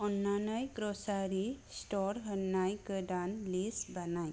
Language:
Bodo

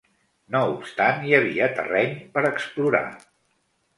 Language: Catalan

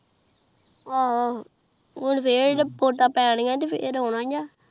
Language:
Punjabi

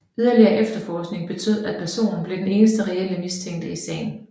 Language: Danish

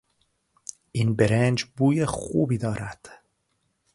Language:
Persian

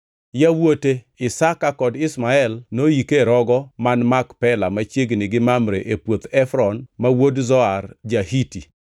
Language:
Luo (Kenya and Tanzania)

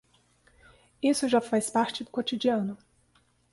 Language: Portuguese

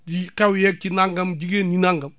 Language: Wolof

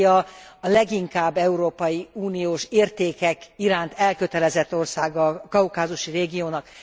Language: Hungarian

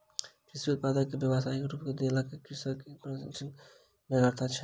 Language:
Maithili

